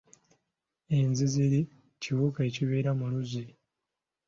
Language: Ganda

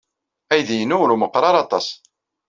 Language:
Kabyle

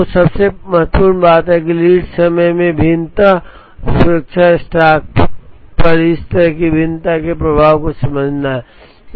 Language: Hindi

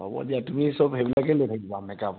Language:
Assamese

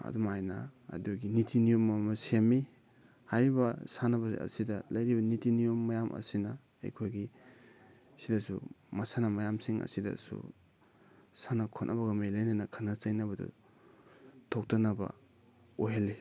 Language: Manipuri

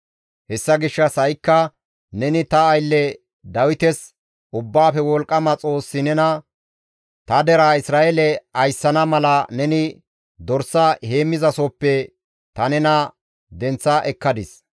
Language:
Gamo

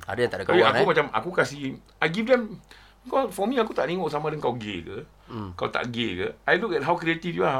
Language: Malay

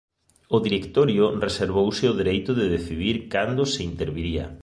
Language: Galician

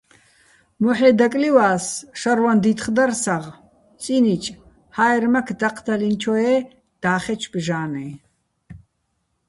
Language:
Bats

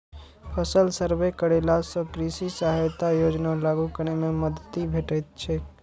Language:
Maithili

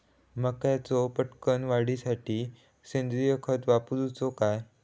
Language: Marathi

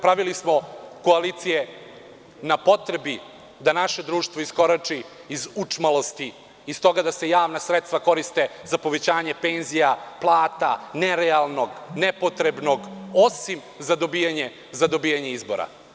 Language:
Serbian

